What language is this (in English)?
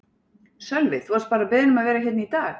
Icelandic